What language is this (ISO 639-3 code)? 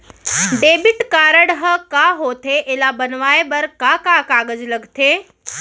hne